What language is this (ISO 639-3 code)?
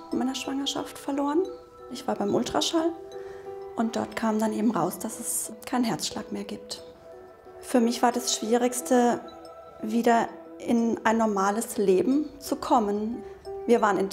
deu